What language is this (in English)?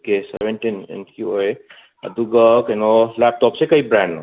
Manipuri